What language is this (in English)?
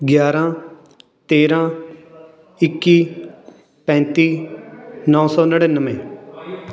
Punjabi